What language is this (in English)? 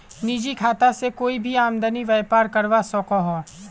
Magahi